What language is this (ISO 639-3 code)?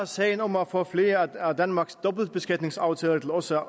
dan